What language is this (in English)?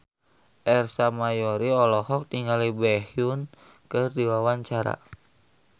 Sundanese